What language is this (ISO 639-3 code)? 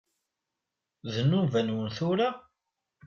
kab